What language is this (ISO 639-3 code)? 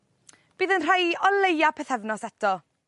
cym